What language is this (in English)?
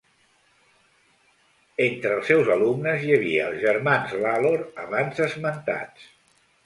Catalan